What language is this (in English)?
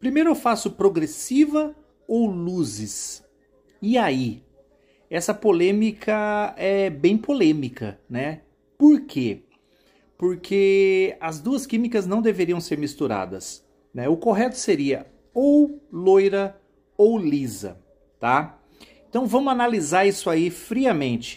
Portuguese